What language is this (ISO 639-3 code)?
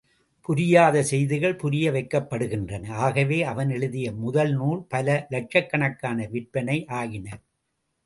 tam